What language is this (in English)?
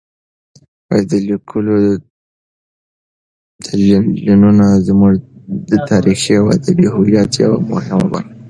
Pashto